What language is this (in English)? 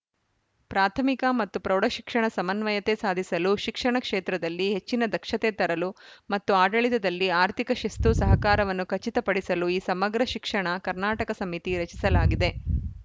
Kannada